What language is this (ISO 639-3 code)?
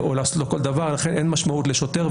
heb